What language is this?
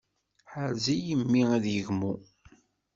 Kabyle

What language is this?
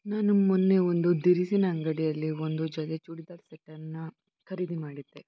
Kannada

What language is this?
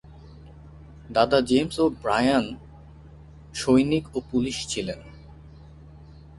Bangla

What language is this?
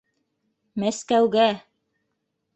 Bashkir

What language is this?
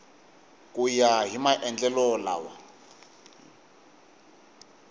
Tsonga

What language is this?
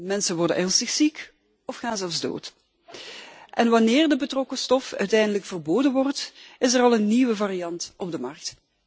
Dutch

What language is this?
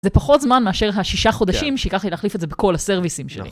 Hebrew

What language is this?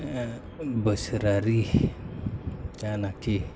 Bodo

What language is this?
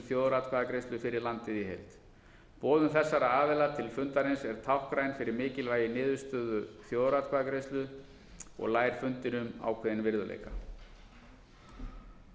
Icelandic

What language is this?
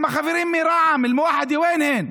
Hebrew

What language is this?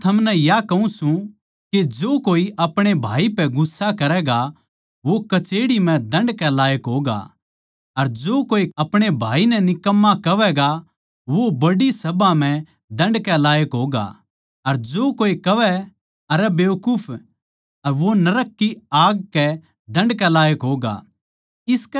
Haryanvi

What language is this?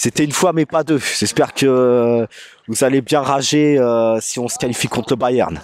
French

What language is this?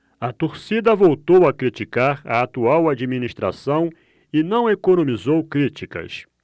Portuguese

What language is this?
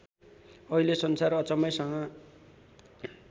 Nepali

